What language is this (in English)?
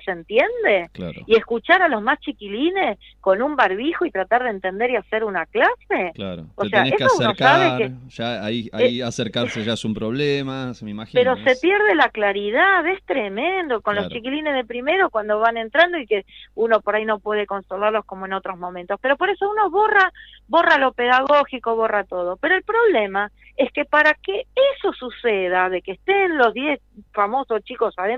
Spanish